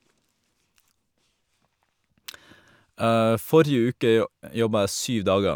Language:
Norwegian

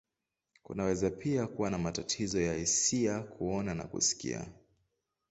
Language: Swahili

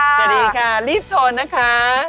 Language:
Thai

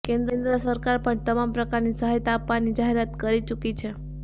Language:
Gujarati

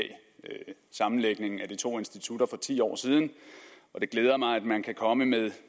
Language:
Danish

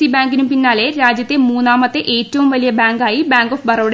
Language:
Malayalam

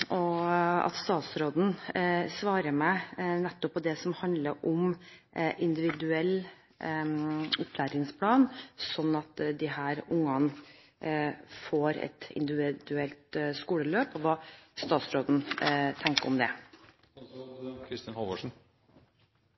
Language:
Norwegian Bokmål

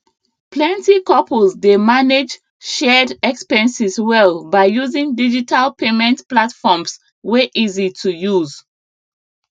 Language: Nigerian Pidgin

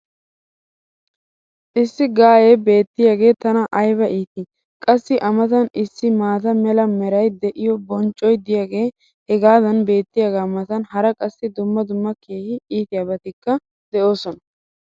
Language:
Wolaytta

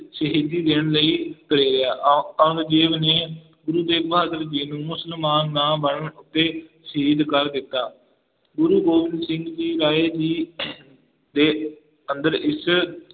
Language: Punjabi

